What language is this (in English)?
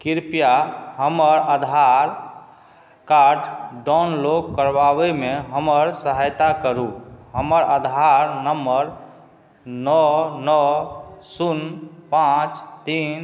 Maithili